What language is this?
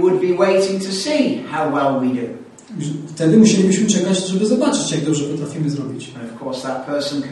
Polish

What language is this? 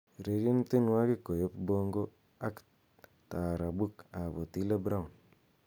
Kalenjin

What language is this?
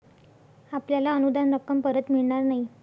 Marathi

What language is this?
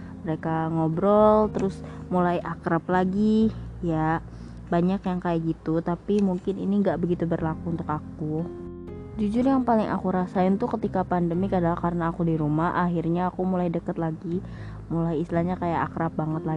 Indonesian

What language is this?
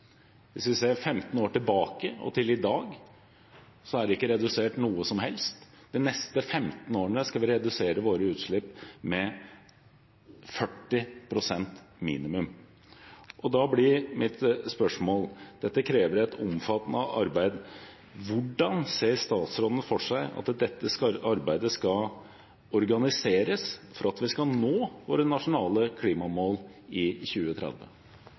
Norwegian Bokmål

